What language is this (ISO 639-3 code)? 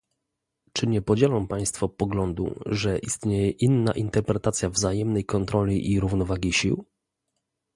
pol